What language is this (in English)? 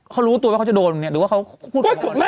Thai